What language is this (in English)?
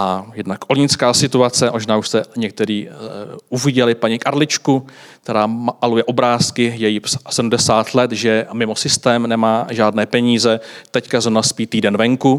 Czech